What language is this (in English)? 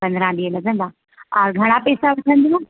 Sindhi